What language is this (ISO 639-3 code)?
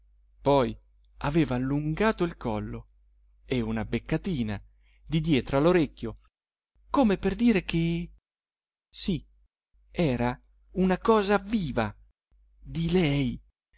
ita